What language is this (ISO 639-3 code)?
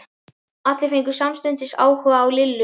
isl